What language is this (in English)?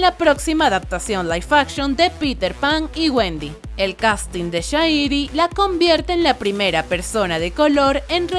Spanish